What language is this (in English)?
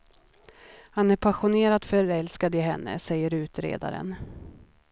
Swedish